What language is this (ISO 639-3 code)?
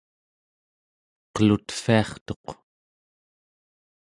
esu